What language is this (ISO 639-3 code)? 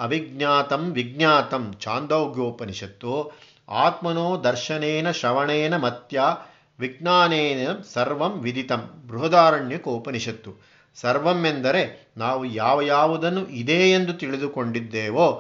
kan